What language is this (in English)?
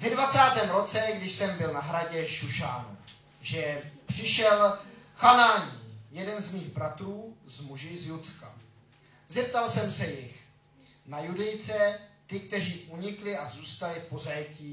Czech